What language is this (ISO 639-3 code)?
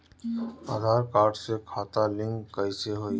bho